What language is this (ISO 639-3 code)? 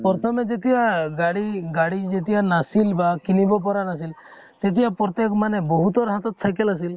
asm